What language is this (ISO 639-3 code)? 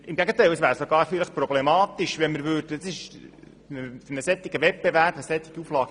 gsw